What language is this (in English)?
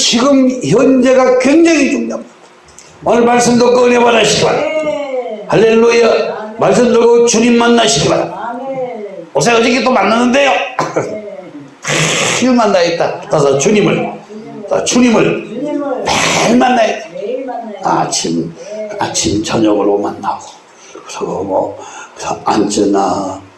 Korean